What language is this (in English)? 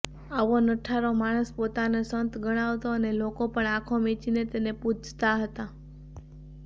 Gujarati